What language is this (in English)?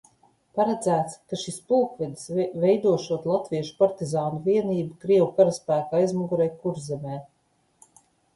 Latvian